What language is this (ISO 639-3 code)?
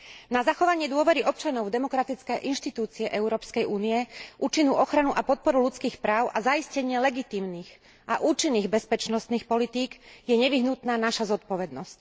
slk